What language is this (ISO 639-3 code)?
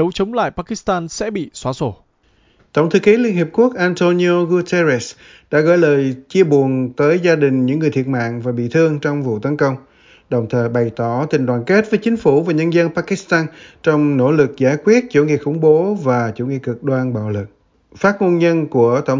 vie